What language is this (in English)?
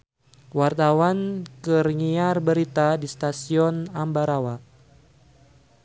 Sundanese